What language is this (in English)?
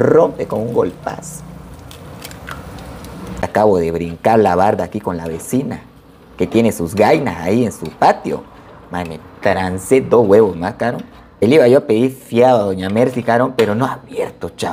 Spanish